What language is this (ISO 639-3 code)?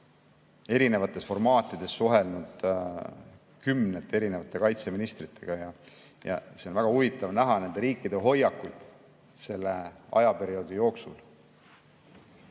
est